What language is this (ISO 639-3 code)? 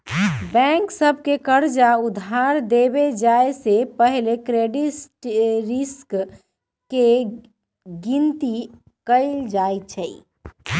mag